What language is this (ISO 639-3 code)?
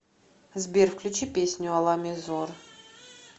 rus